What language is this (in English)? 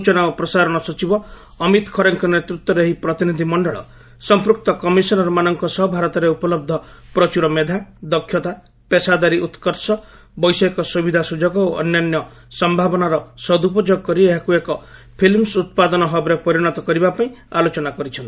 Odia